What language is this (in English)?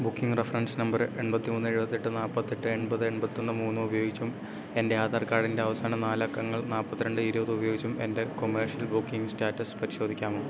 Malayalam